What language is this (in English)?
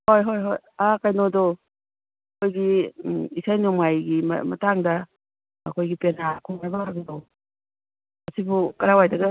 Manipuri